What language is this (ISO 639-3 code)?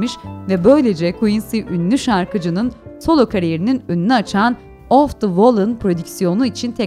tur